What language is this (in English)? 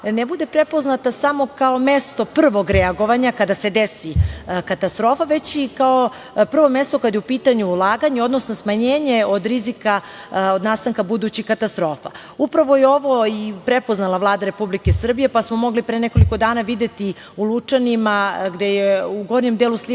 Serbian